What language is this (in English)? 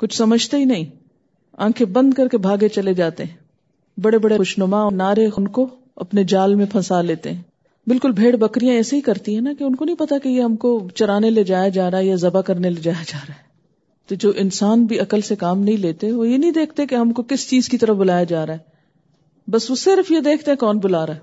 Urdu